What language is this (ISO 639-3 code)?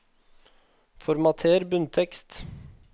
nor